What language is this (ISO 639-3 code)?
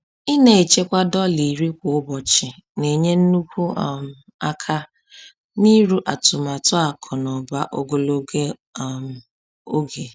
ibo